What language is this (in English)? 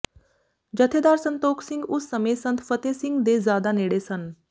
Punjabi